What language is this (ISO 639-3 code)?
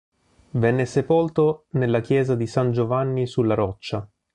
ita